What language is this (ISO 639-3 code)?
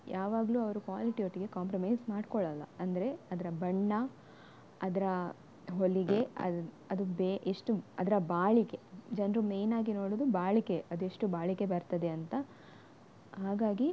kan